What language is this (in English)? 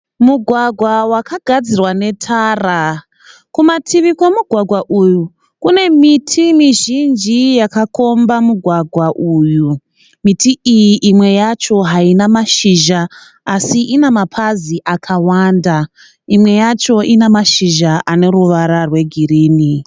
Shona